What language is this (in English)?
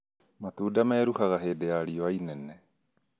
Kikuyu